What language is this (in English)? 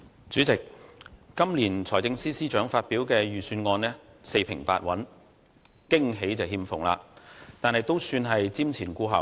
Cantonese